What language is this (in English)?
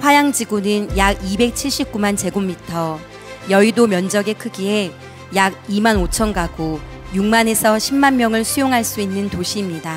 Korean